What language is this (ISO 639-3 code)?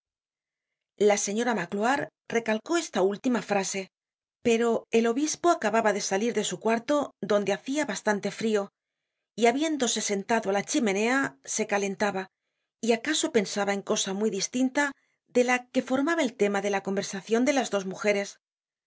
spa